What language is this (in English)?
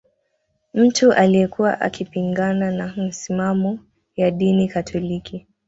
Swahili